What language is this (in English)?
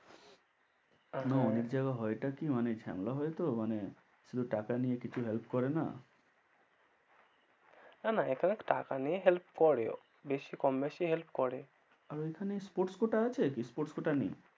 Bangla